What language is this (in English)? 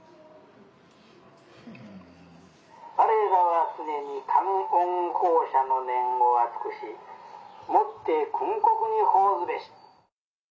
Japanese